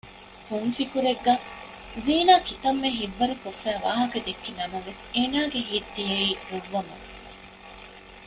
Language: Divehi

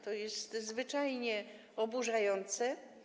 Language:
Polish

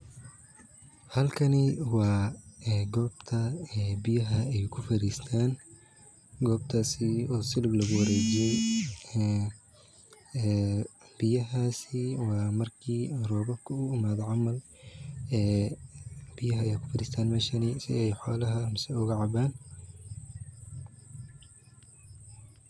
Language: Somali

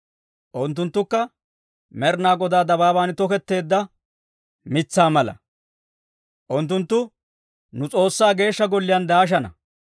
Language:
Dawro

